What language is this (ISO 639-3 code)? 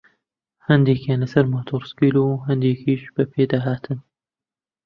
ckb